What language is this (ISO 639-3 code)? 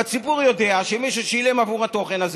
heb